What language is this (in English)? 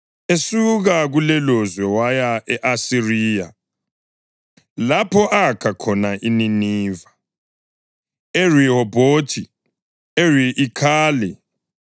North Ndebele